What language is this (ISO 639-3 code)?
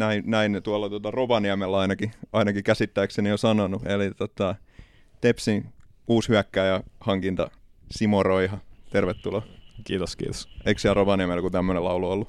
fin